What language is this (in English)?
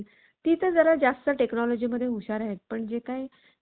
Marathi